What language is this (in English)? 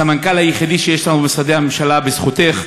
Hebrew